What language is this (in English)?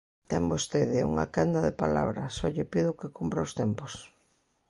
Galician